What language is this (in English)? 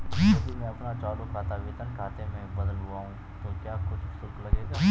Hindi